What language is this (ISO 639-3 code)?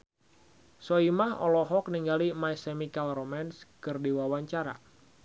sun